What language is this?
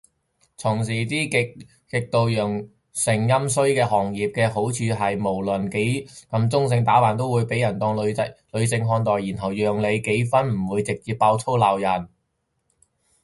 Cantonese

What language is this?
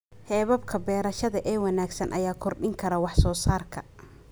Somali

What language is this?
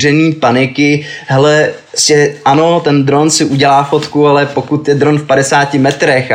Czech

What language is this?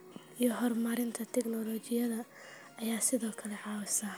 Somali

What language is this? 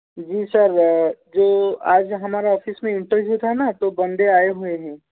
Hindi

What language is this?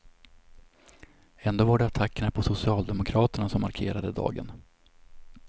Swedish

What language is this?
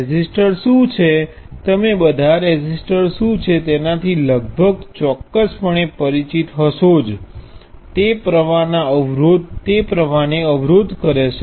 Gujarati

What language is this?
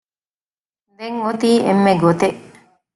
Divehi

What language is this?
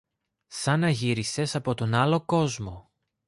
Greek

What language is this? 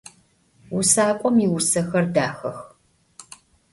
Adyghe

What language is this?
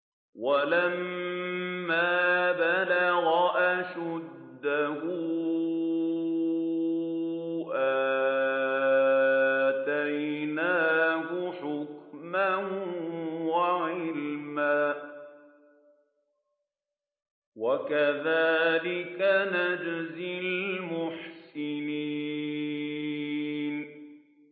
Arabic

